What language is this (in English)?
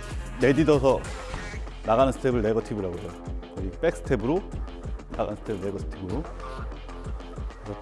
Korean